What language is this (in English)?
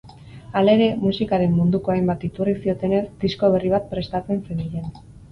Basque